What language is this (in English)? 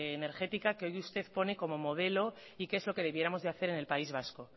Spanish